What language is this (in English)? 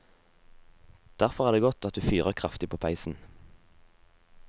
Norwegian